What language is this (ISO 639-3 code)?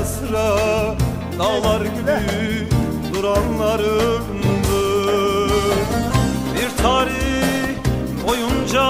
tur